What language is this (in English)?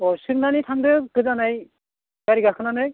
Bodo